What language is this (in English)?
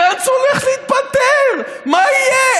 Hebrew